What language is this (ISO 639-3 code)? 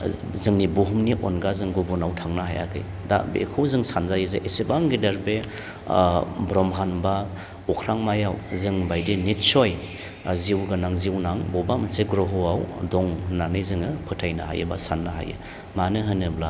brx